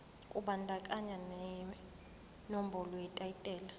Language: Zulu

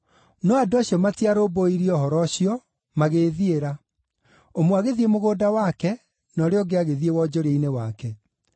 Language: Kikuyu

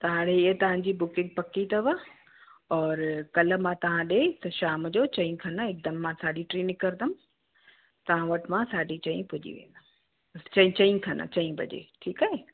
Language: Sindhi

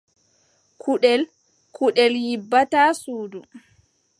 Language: Adamawa Fulfulde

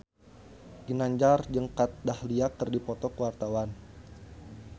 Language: Sundanese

